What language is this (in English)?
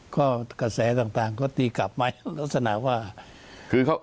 Thai